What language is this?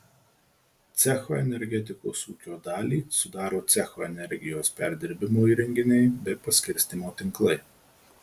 Lithuanian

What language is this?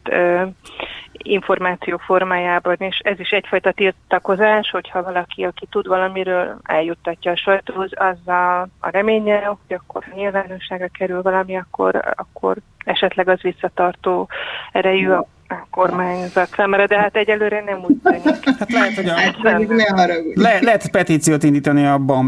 Hungarian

